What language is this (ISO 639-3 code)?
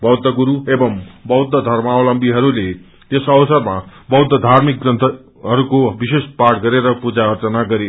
nep